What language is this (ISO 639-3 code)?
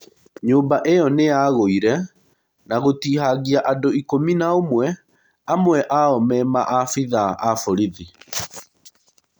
kik